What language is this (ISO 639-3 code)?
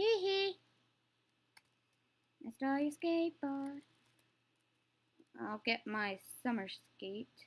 eng